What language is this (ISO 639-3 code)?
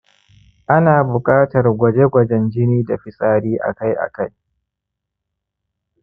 hau